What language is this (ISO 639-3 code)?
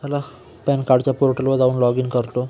mar